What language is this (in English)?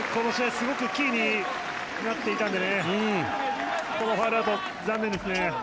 Japanese